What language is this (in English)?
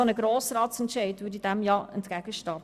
Swiss German